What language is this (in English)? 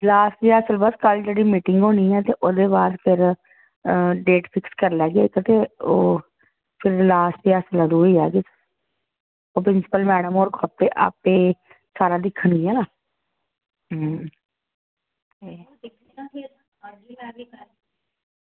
Dogri